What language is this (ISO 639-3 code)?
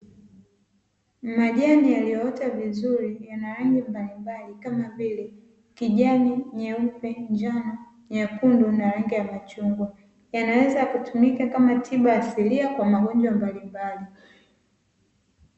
swa